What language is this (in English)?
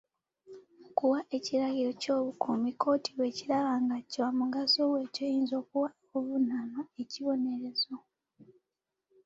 Ganda